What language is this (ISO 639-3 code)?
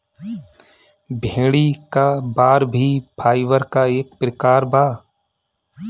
bho